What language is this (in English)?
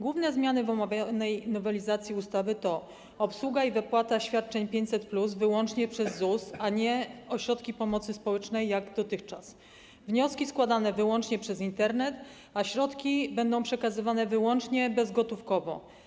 Polish